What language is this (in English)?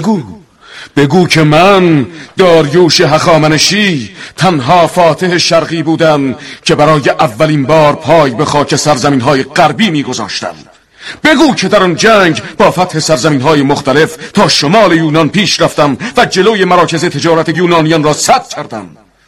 Persian